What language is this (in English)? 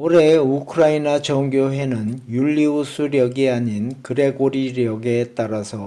Korean